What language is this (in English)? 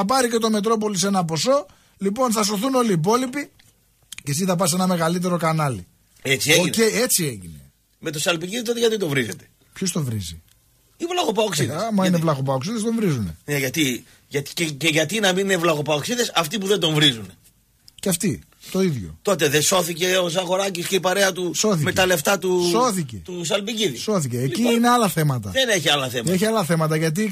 Greek